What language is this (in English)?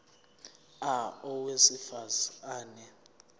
Zulu